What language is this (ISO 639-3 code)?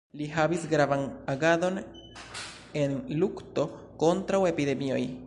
epo